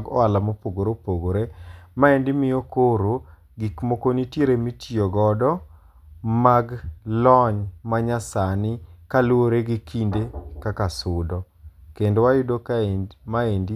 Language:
Luo (Kenya and Tanzania)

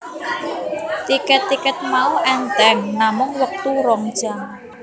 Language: Javanese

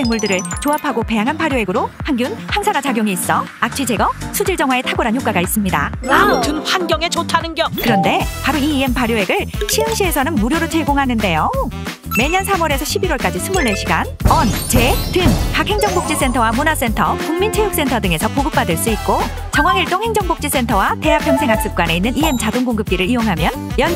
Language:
Korean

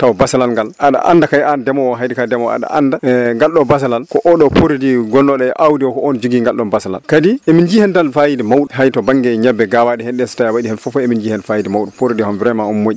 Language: Fula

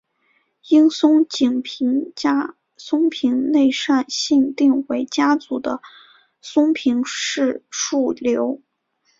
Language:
Chinese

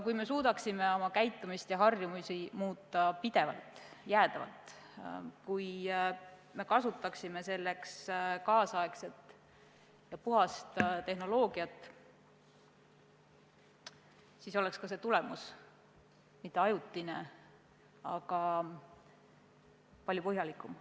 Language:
Estonian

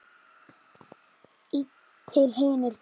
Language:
Icelandic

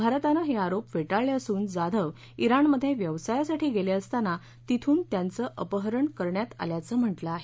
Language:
Marathi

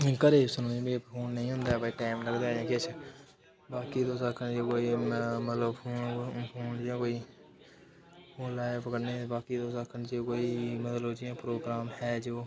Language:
Dogri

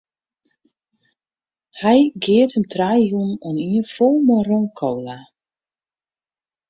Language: Western Frisian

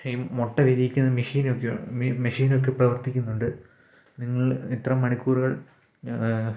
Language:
Malayalam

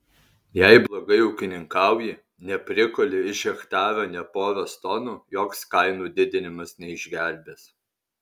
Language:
Lithuanian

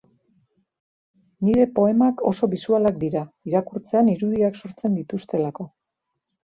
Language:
Basque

